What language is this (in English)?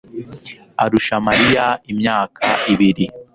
Kinyarwanda